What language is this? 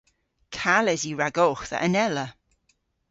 Cornish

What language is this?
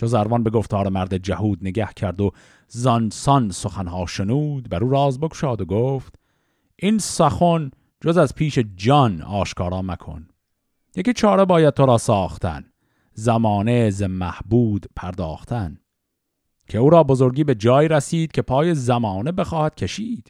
Persian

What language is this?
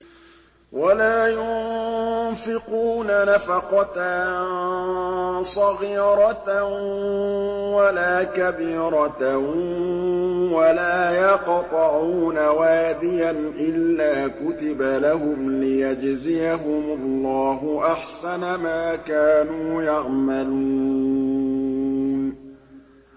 Arabic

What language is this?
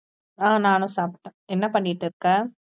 Tamil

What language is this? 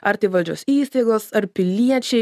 Lithuanian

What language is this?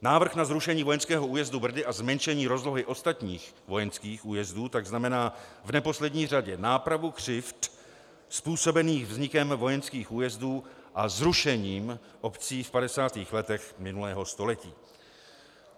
Czech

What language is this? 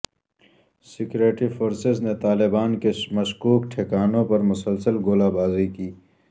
Urdu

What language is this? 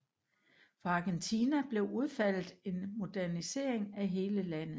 Danish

